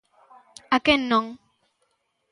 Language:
Galician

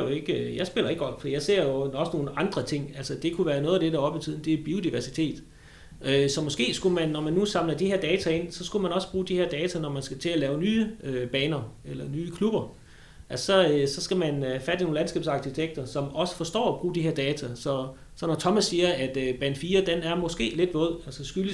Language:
Danish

